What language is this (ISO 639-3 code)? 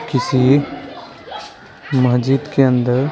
hin